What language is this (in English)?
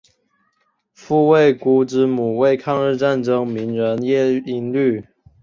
Chinese